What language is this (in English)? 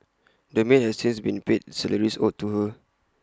English